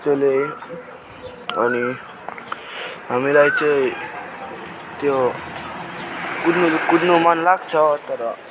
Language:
Nepali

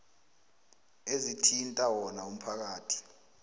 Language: South Ndebele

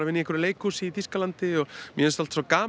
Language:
Icelandic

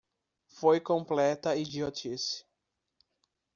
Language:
Portuguese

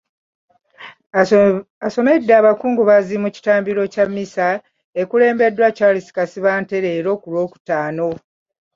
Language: Ganda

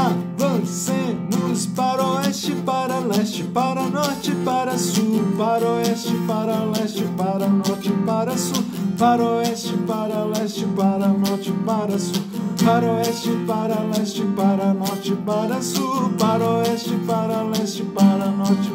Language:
Portuguese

